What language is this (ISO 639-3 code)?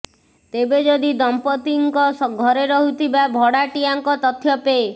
ori